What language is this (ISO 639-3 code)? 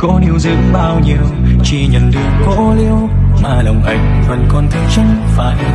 vie